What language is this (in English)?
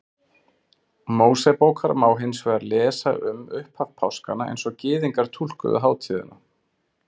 Icelandic